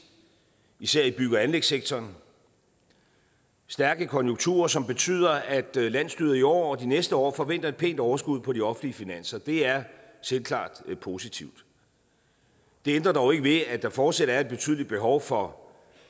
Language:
Danish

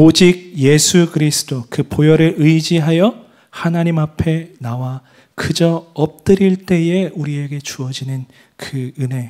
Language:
Korean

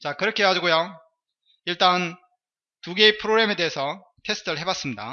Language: Korean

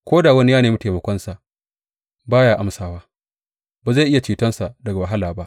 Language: Hausa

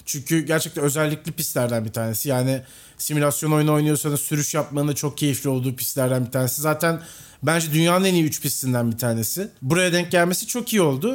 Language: Turkish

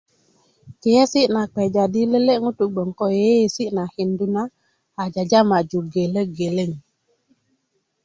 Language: Kuku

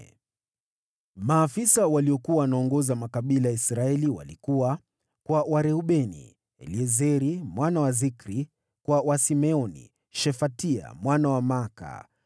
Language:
Swahili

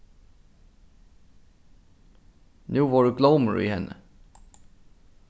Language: Faroese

